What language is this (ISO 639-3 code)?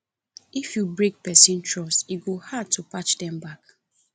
pcm